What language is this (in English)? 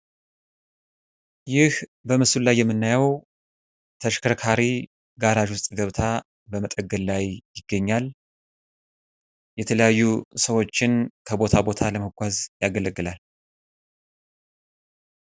Amharic